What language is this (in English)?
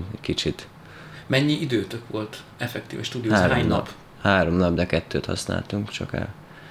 Hungarian